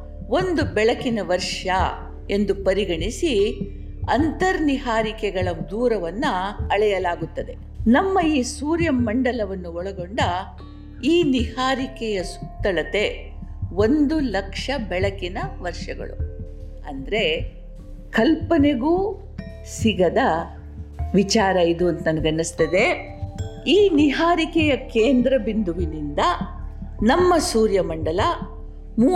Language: Kannada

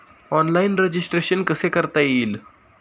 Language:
Marathi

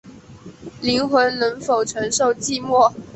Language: Chinese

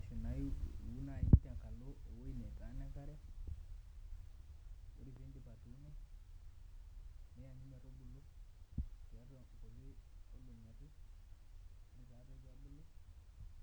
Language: Masai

